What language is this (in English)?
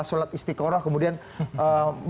Indonesian